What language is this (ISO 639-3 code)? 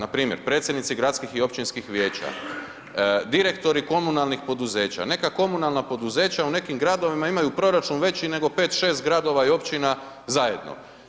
hrv